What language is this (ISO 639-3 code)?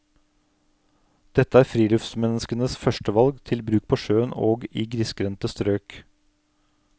nor